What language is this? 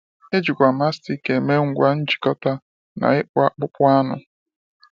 Igbo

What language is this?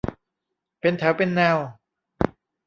Thai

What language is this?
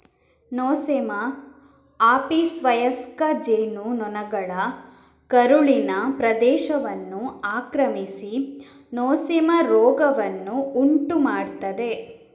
Kannada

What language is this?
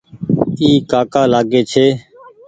Goaria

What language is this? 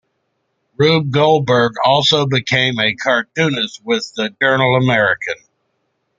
English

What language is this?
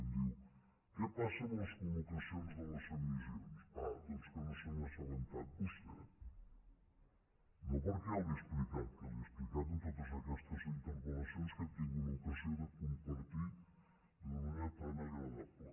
Catalan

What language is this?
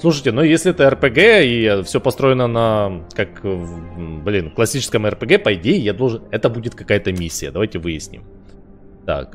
Russian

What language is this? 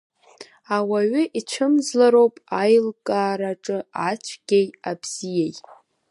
Abkhazian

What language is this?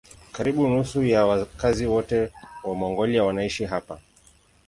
Swahili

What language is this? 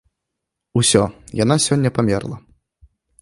Belarusian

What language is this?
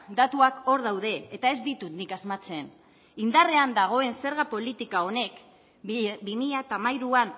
Basque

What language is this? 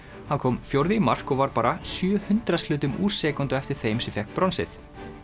Icelandic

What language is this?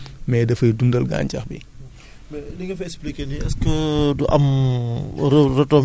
Wolof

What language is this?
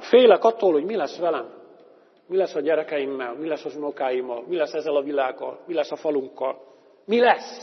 Hungarian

